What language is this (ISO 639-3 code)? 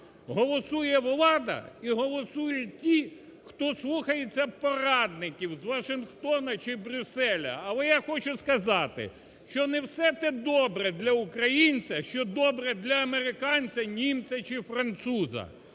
ukr